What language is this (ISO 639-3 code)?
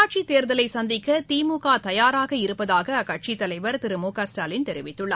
tam